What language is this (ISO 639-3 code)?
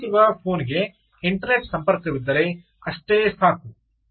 kan